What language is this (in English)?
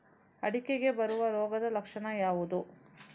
Kannada